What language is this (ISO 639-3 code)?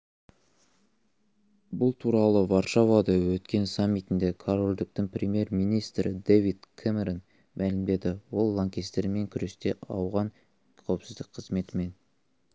kaz